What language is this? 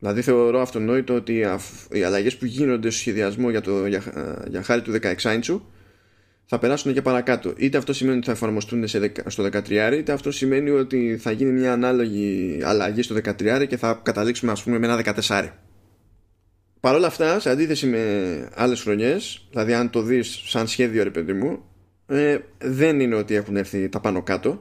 Greek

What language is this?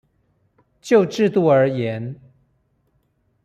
Chinese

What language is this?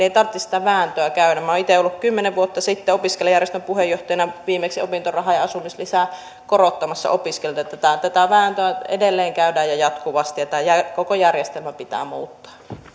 Finnish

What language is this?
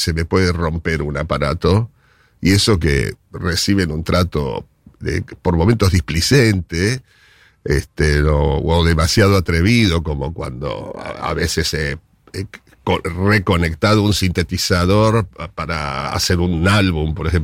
Spanish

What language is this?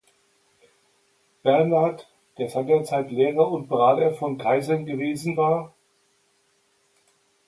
German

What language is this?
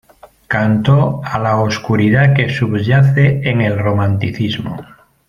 Spanish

